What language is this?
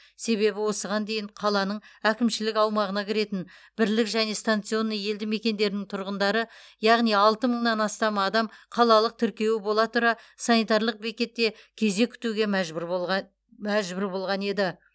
Kazakh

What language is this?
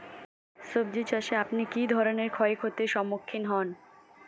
Bangla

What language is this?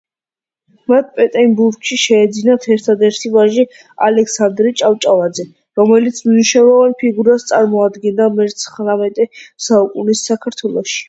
Georgian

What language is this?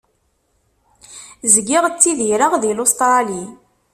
Kabyle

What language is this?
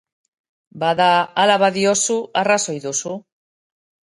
Basque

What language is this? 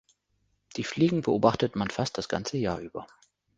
German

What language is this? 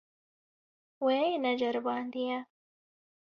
Kurdish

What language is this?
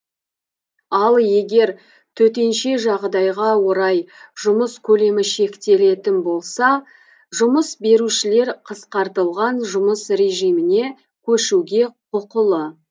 Kazakh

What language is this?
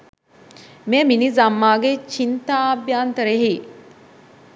Sinhala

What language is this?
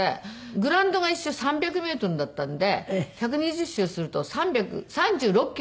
Japanese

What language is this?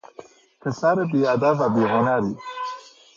Persian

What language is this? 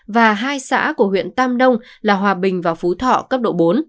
Vietnamese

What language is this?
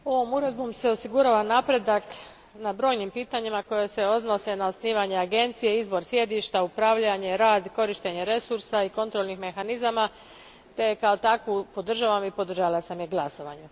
Croatian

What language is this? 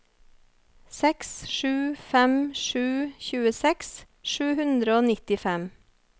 Norwegian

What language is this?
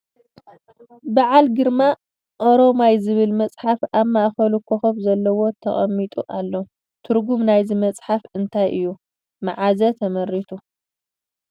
Tigrinya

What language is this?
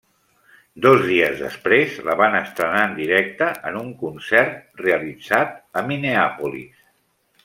Catalan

